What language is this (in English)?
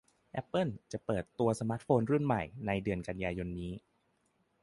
Thai